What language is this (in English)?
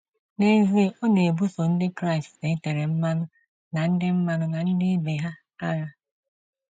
Igbo